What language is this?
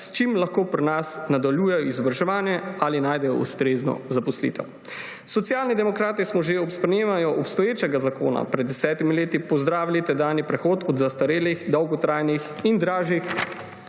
Slovenian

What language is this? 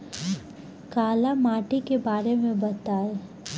Bhojpuri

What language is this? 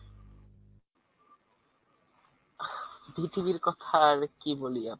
Bangla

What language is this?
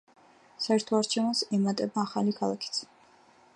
Georgian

